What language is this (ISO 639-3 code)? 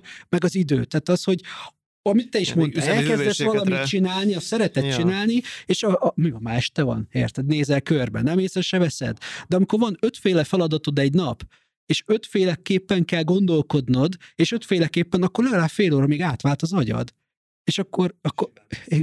hun